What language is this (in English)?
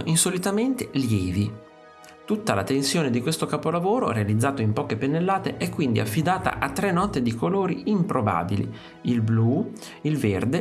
Italian